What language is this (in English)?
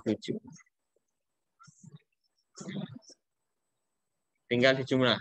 Indonesian